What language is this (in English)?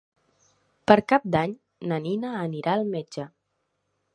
Catalan